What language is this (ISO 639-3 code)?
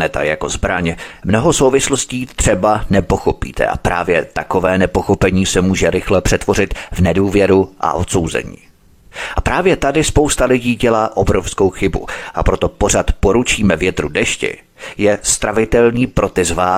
ces